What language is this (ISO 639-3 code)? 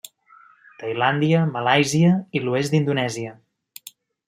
cat